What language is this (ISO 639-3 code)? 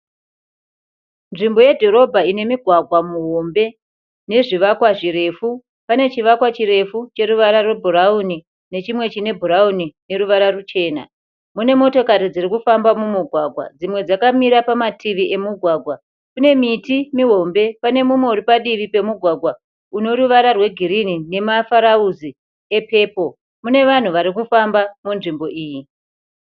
sna